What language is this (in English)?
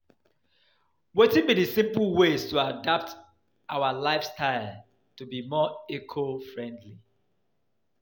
Nigerian Pidgin